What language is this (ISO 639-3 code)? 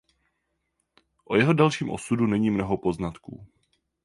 ces